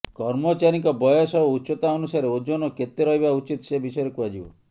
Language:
Odia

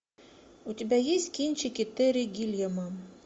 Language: Russian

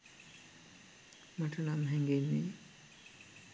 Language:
Sinhala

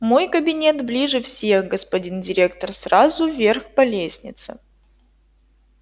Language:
Russian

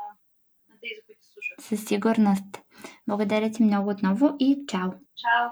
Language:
Bulgarian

